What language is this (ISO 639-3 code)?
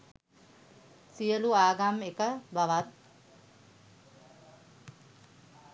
sin